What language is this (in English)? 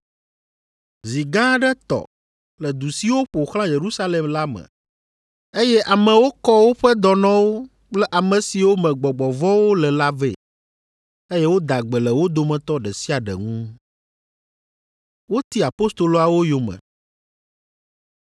Ewe